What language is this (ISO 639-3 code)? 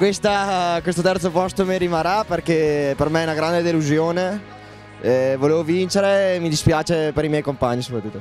ita